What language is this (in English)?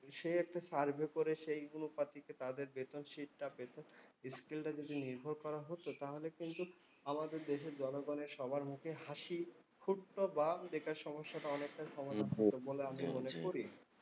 Bangla